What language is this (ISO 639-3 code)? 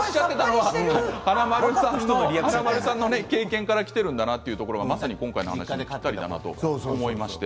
jpn